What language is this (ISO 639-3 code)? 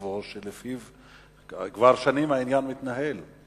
heb